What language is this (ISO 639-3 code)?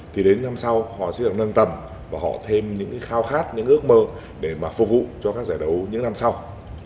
vie